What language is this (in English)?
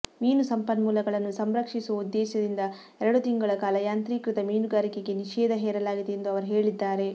Kannada